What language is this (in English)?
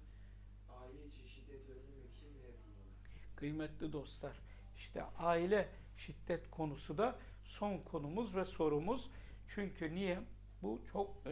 Turkish